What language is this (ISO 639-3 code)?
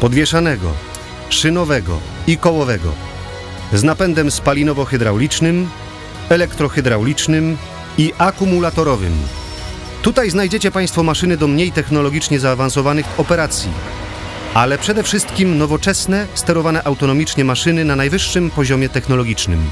pol